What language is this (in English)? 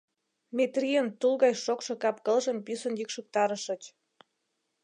Mari